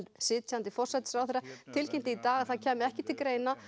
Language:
Icelandic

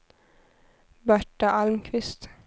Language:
Swedish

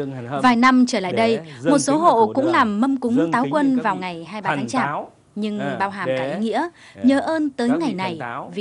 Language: Vietnamese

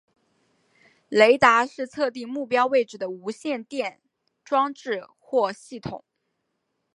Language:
Chinese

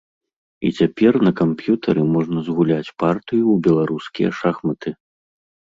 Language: Belarusian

